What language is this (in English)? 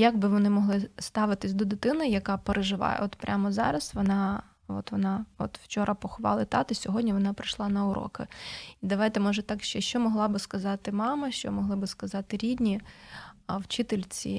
Ukrainian